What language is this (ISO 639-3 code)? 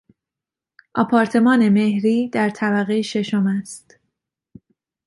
fas